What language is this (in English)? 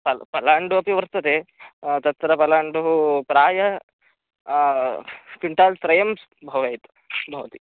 Sanskrit